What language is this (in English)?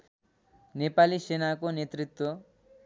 Nepali